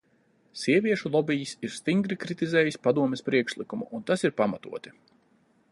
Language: Latvian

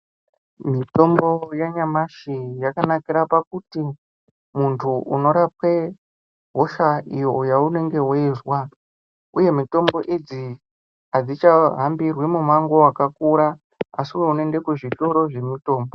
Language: Ndau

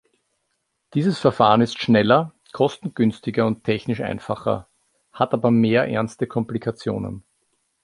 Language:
German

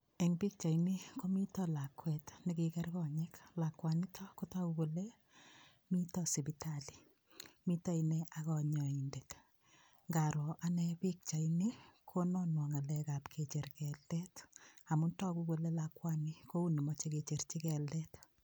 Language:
Kalenjin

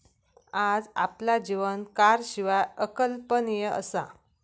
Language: Marathi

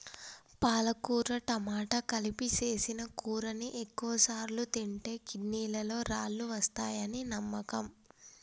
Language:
Telugu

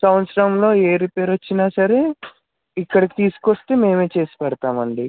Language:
Telugu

